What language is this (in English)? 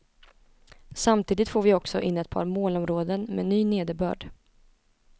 Swedish